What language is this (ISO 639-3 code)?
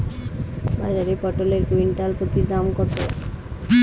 ben